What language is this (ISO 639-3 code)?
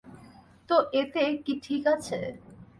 ben